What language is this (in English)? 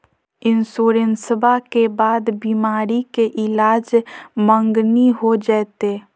Magahi